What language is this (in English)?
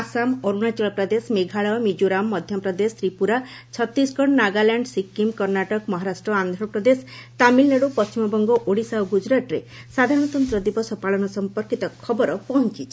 Odia